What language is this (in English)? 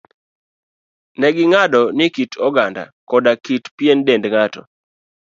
Luo (Kenya and Tanzania)